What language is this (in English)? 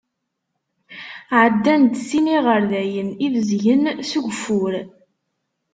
Kabyle